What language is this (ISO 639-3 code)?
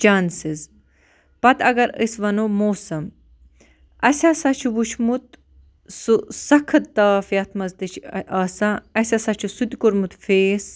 kas